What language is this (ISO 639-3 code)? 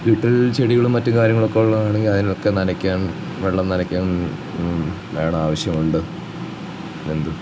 mal